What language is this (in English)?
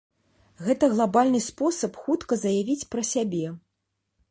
Belarusian